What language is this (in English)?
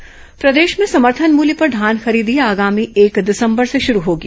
Hindi